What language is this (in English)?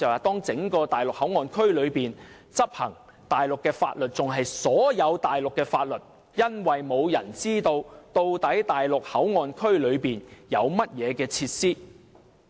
Cantonese